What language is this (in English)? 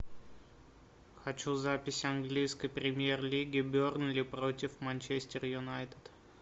Russian